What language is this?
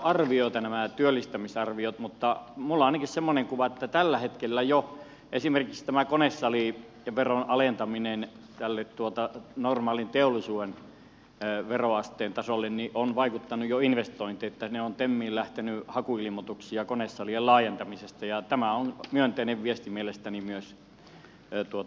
Finnish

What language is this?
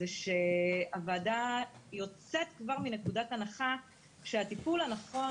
Hebrew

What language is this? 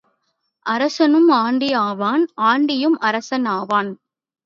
Tamil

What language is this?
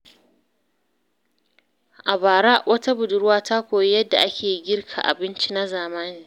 Hausa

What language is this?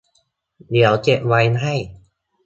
Thai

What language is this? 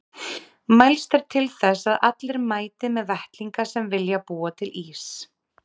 Icelandic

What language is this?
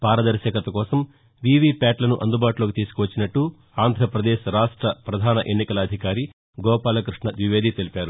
Telugu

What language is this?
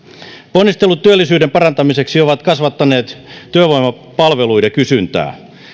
Finnish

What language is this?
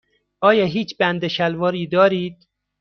Persian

